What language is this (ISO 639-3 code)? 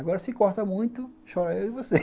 por